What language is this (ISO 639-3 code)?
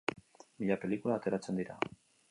eus